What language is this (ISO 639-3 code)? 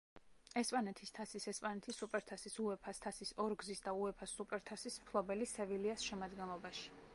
kat